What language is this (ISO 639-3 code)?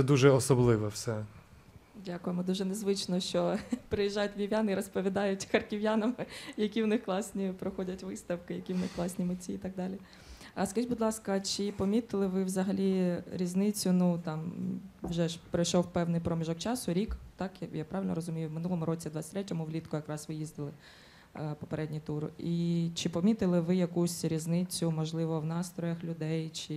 ukr